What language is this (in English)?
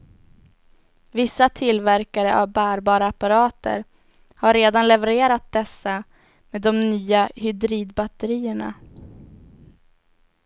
Swedish